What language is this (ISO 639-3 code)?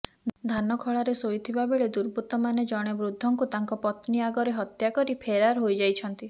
ori